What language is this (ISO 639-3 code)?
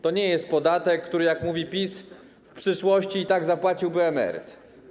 pol